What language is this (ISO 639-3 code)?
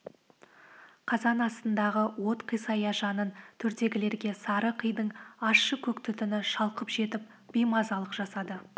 kaz